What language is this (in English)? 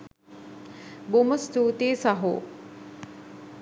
Sinhala